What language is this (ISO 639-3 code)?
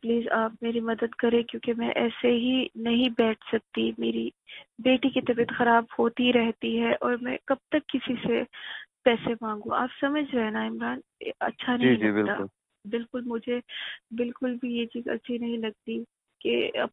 urd